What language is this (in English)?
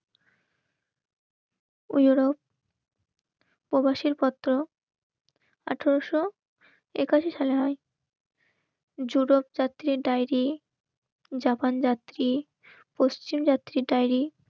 Bangla